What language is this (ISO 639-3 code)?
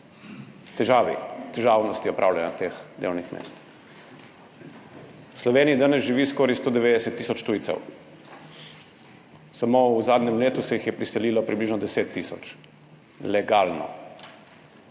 slv